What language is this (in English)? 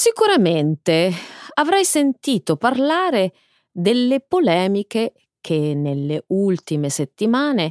Italian